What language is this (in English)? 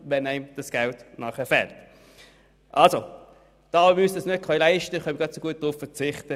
Swiss German